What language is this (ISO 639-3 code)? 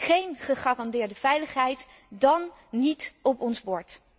nld